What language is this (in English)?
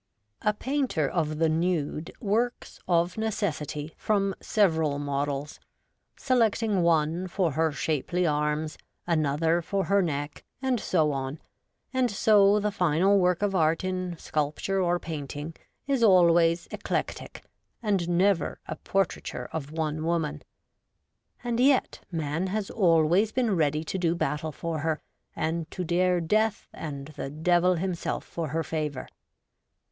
English